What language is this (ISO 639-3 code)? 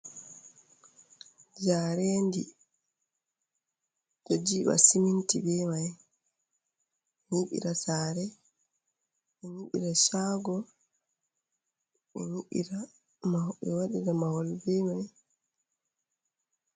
ful